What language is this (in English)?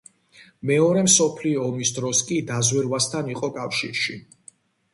Georgian